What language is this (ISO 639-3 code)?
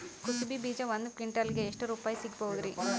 kan